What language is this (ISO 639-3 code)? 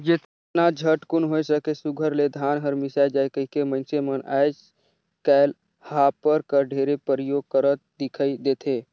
hne